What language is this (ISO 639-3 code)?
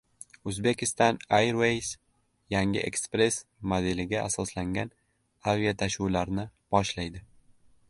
uzb